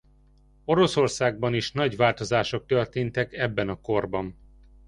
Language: Hungarian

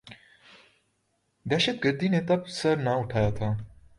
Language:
Urdu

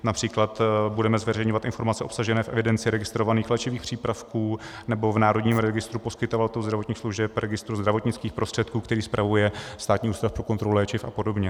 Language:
Czech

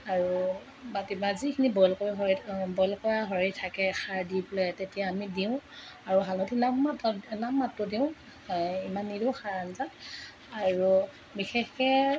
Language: Assamese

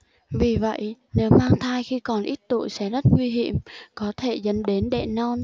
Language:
Vietnamese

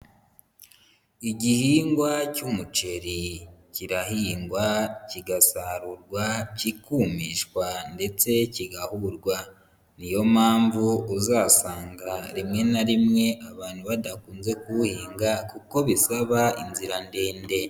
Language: Kinyarwanda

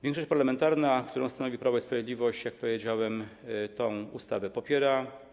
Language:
Polish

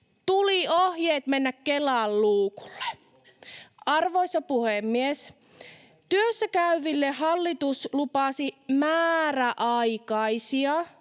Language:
Finnish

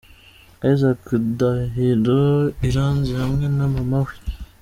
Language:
Kinyarwanda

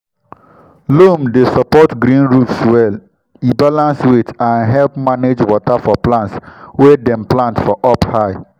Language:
Nigerian Pidgin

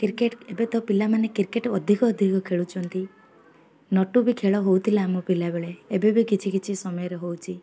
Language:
Odia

